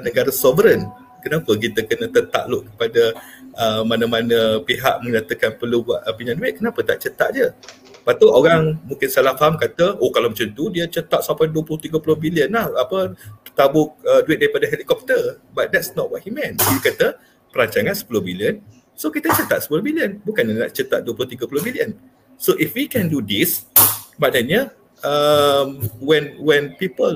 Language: Malay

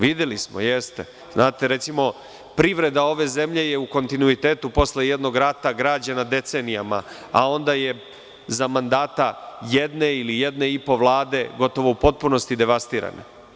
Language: Serbian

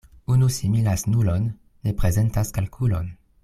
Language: Esperanto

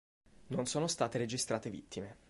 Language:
Italian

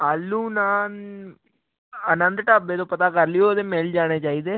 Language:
Punjabi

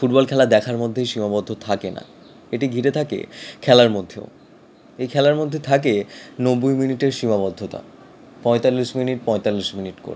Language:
Bangla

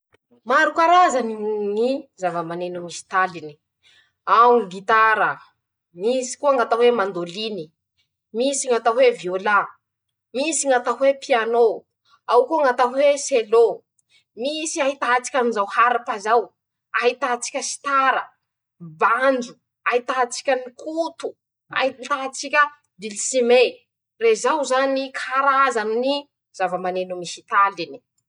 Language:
Masikoro Malagasy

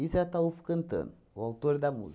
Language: Portuguese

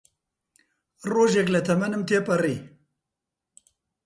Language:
Central Kurdish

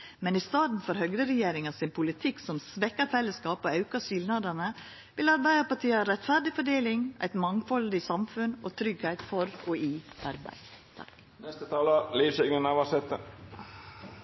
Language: Norwegian Nynorsk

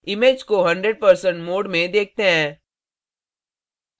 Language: Hindi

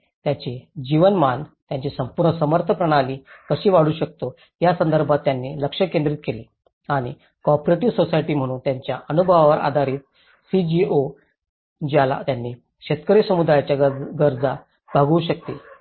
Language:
Marathi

